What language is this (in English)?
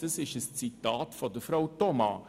Swiss German